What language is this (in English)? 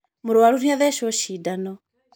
Kikuyu